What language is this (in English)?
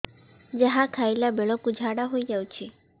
Odia